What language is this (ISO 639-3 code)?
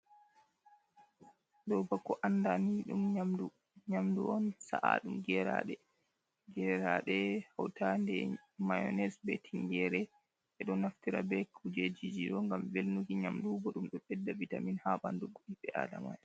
ful